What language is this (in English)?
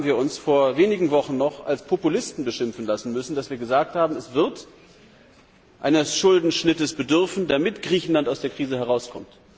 German